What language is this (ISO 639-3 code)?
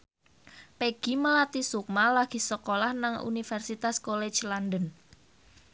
jav